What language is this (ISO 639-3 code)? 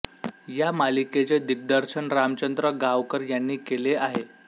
mar